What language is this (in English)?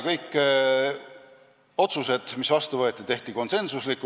Estonian